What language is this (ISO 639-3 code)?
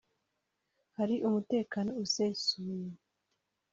kin